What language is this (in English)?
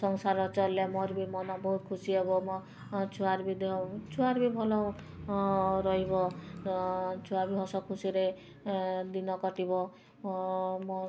Odia